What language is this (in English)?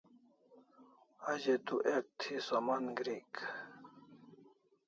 Kalasha